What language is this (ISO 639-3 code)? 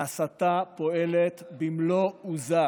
heb